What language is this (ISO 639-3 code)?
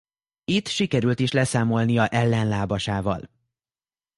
hun